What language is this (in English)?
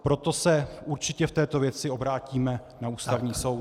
Czech